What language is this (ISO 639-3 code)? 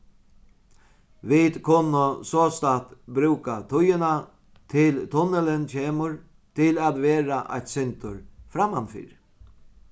fao